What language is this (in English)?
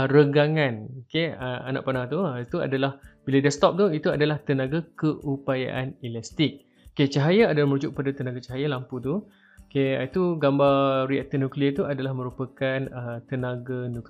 Malay